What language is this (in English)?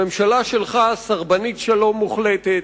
Hebrew